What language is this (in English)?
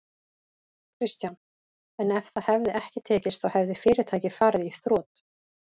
Icelandic